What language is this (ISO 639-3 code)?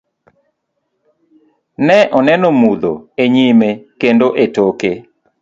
luo